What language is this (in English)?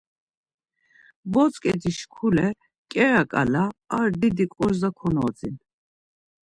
Laz